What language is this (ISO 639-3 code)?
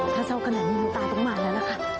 tha